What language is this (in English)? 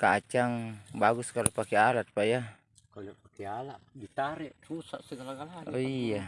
Indonesian